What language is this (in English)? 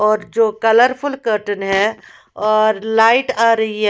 Hindi